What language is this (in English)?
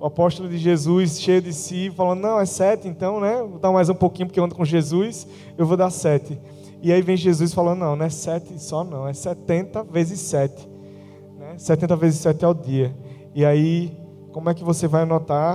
Portuguese